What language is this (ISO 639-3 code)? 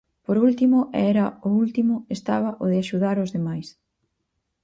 glg